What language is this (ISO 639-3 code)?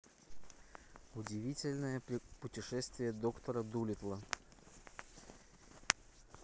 rus